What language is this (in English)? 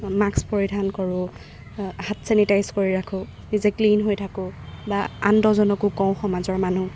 Assamese